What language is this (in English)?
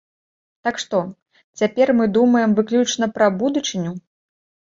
Belarusian